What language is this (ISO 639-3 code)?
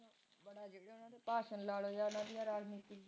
pan